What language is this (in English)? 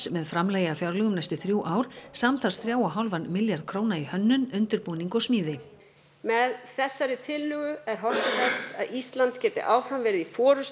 Icelandic